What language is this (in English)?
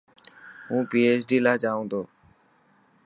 Dhatki